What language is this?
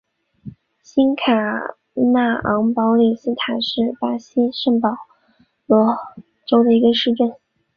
Chinese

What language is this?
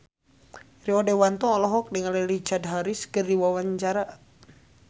Sundanese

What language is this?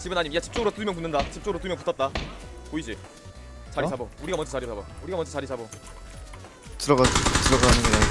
Korean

